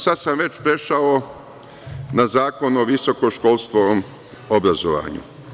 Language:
Serbian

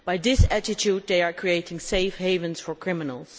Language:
English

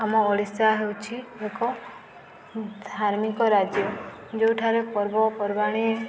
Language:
Odia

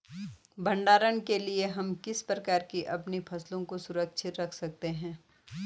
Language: Hindi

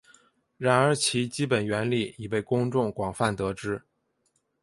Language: Chinese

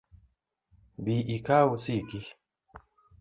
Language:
Luo (Kenya and Tanzania)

